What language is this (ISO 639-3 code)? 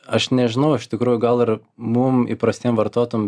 lit